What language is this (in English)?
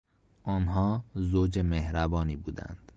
Persian